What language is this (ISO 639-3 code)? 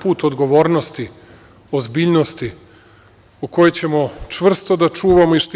srp